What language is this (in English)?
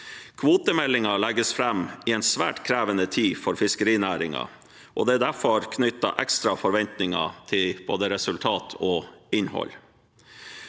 Norwegian